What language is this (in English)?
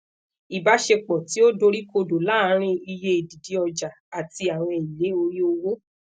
Yoruba